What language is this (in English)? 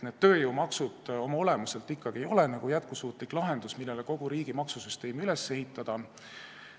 Estonian